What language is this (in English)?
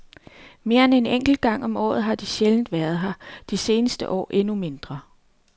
Danish